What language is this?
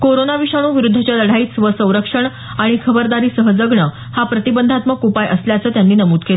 Marathi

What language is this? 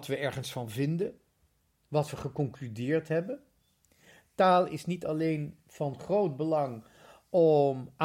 Dutch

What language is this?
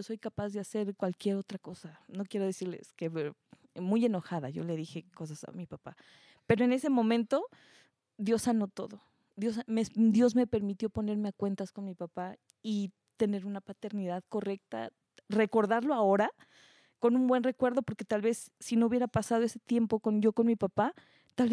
Spanish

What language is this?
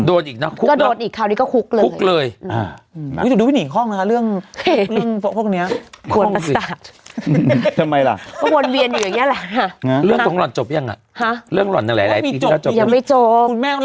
Thai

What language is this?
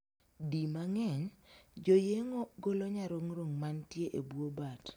Luo (Kenya and Tanzania)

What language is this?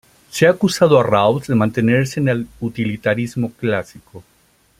Spanish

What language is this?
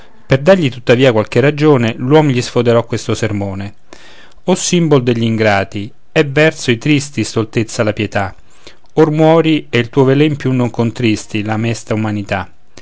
Italian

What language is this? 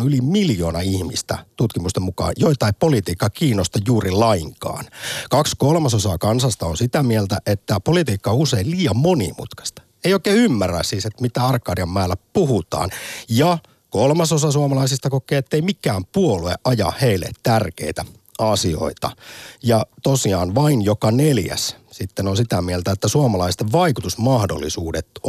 Finnish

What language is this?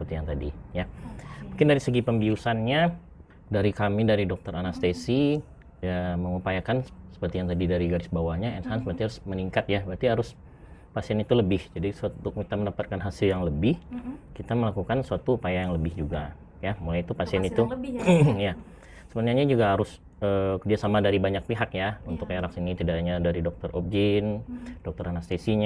Indonesian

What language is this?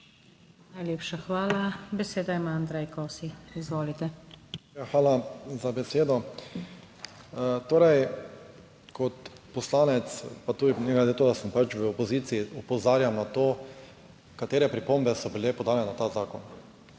Slovenian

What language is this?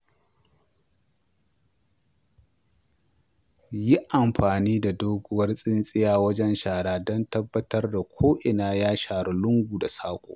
Hausa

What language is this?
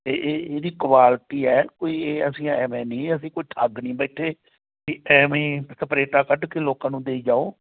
Punjabi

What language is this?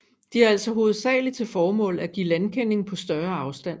Danish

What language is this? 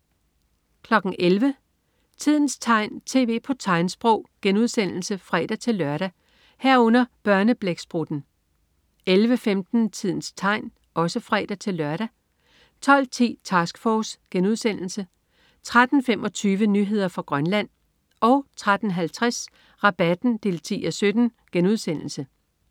Danish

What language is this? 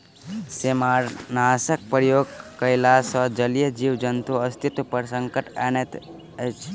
Maithili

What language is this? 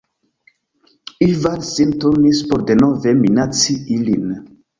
Esperanto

